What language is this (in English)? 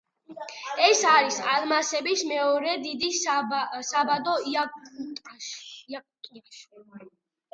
Georgian